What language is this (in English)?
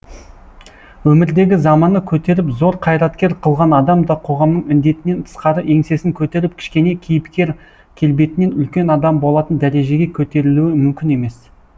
Kazakh